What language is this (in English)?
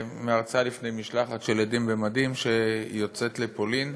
Hebrew